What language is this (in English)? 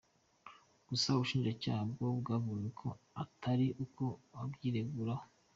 Kinyarwanda